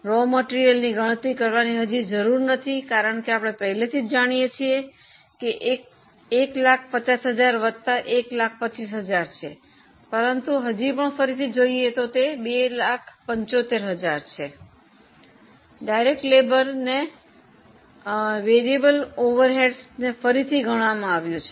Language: Gujarati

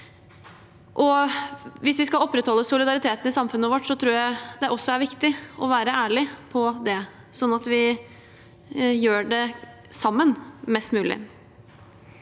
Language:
Norwegian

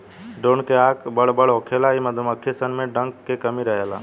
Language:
Bhojpuri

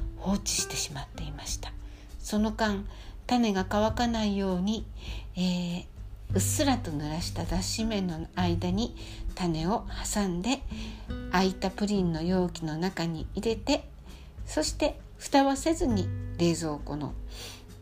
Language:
Japanese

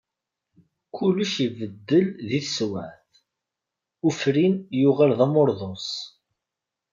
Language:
Kabyle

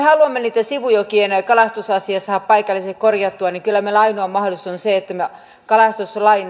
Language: Finnish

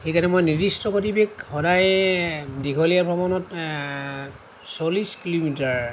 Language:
Assamese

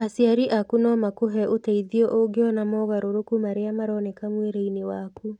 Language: Kikuyu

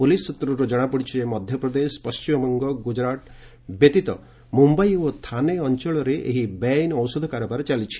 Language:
Odia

